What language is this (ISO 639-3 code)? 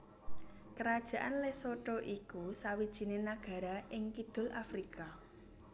jav